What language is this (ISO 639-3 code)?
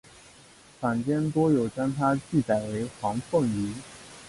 zho